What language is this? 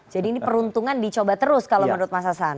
Indonesian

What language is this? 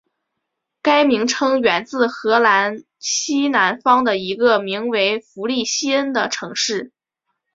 Chinese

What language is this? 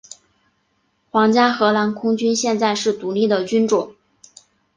Chinese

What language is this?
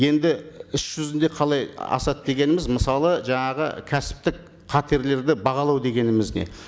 Kazakh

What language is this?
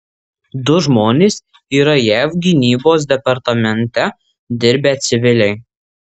Lithuanian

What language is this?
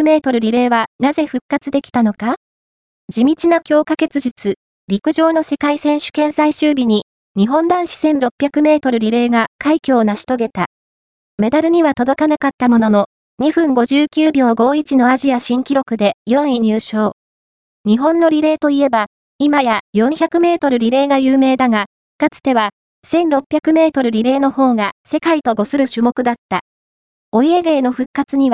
Japanese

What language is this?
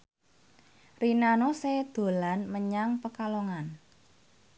Javanese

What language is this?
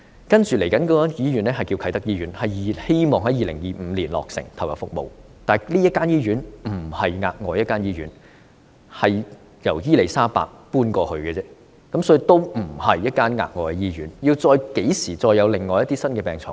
Cantonese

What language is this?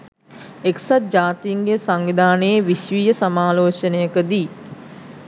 Sinhala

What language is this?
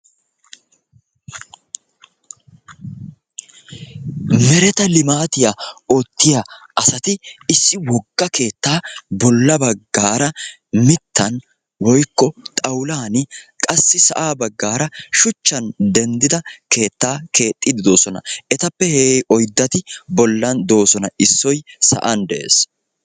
Wolaytta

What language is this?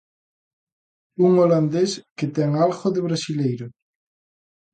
Galician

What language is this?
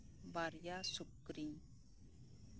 Santali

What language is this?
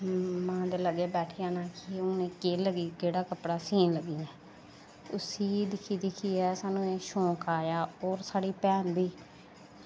Dogri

